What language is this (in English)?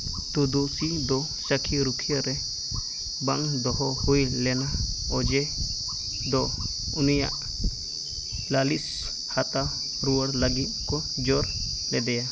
Santali